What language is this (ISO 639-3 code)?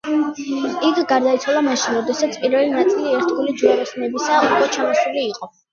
kat